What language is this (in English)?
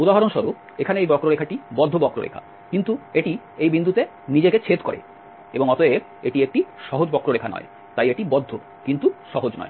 Bangla